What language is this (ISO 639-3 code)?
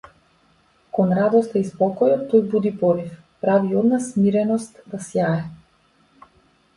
mkd